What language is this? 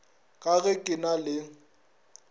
Northern Sotho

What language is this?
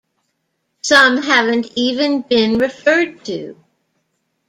English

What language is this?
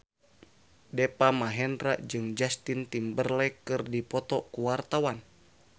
Sundanese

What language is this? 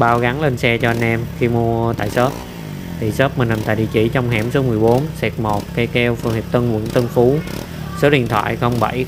Vietnamese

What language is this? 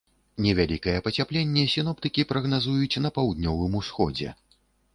Belarusian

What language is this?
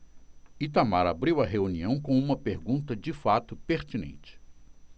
Portuguese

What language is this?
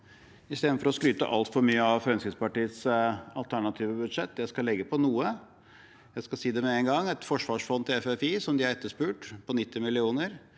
Norwegian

